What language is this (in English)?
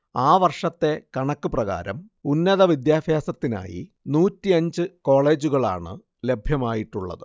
Malayalam